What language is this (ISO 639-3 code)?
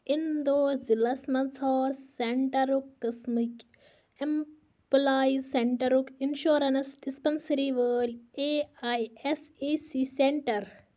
kas